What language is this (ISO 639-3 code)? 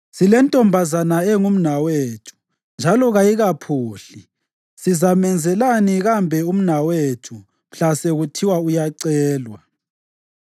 nde